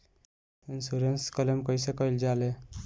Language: Bhojpuri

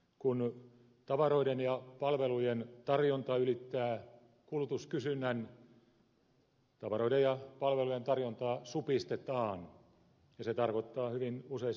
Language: Finnish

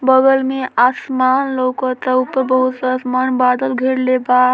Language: Bhojpuri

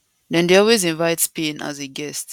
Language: Nigerian Pidgin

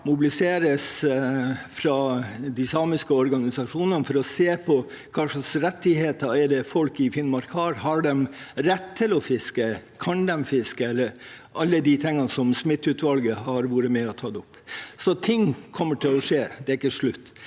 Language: Norwegian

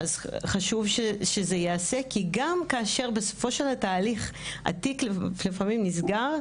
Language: Hebrew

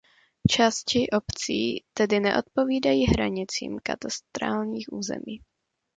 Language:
Czech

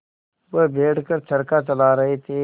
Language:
Hindi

